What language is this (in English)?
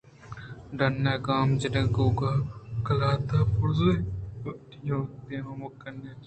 Eastern Balochi